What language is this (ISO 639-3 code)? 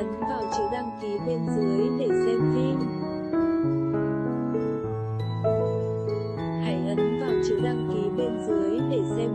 vie